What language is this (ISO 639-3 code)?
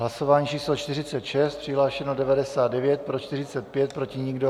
ces